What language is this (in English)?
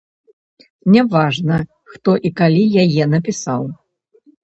Belarusian